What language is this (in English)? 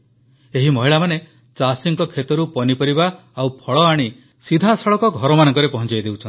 Odia